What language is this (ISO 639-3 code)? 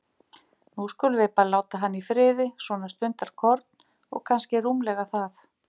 isl